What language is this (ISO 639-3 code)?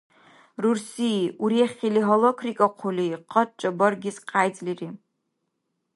dar